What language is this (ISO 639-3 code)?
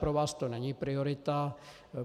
ces